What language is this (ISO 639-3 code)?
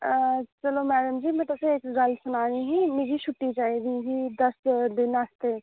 doi